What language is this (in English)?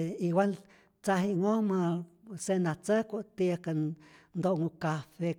Rayón Zoque